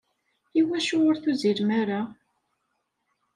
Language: Kabyle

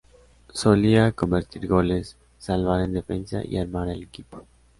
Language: Spanish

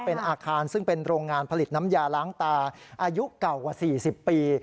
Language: Thai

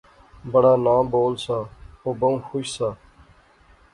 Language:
Pahari-Potwari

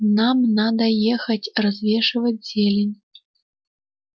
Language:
Russian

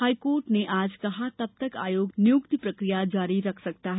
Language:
Hindi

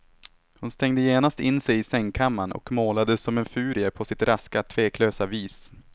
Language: Swedish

